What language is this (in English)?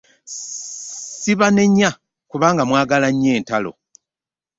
Ganda